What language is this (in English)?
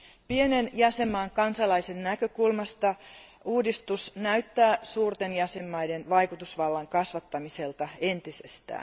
Finnish